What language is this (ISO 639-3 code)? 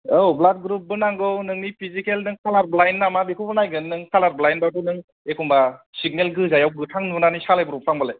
brx